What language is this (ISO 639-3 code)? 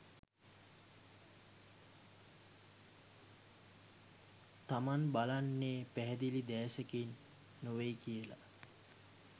sin